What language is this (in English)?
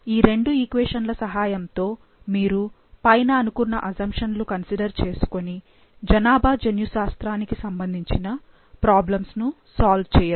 Telugu